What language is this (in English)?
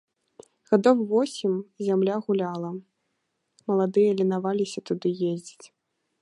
Belarusian